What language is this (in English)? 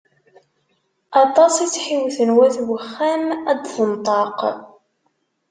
Kabyle